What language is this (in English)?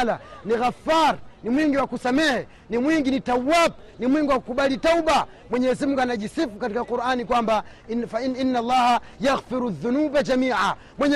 Swahili